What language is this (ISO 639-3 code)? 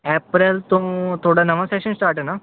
pan